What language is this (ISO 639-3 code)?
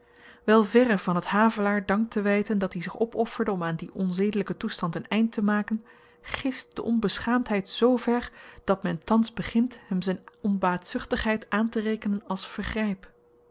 nld